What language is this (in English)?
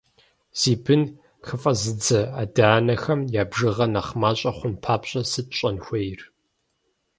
Kabardian